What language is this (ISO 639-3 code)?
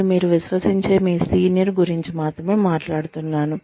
tel